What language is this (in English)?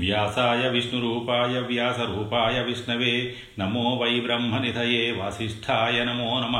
Telugu